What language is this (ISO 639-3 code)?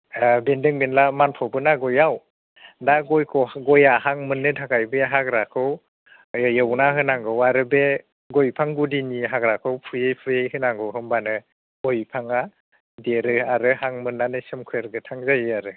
brx